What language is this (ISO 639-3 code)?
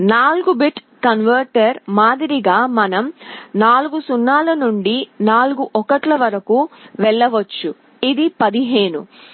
tel